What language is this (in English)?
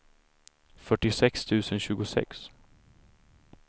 Swedish